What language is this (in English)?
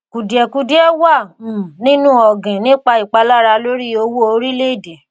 Yoruba